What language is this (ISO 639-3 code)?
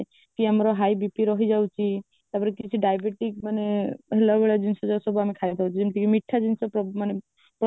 ori